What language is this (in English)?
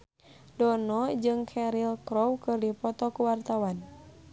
Sundanese